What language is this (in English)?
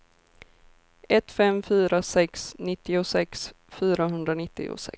Swedish